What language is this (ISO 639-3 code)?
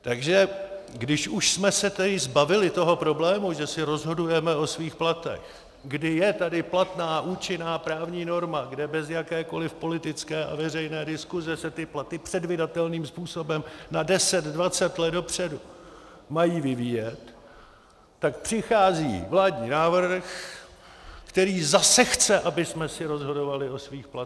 ces